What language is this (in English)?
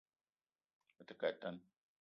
Eton (Cameroon)